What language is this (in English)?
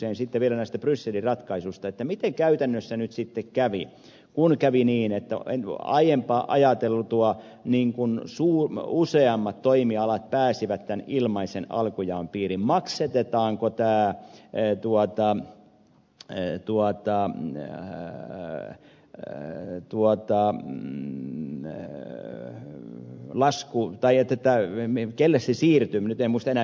Finnish